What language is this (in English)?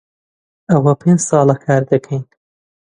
Central Kurdish